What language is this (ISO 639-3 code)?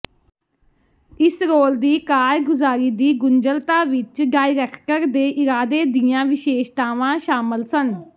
pan